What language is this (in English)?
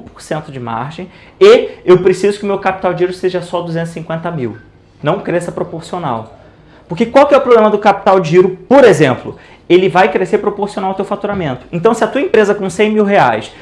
Portuguese